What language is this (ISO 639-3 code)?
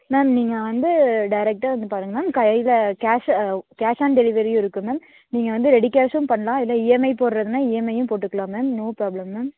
tam